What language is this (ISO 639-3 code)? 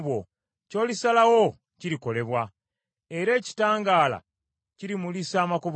lug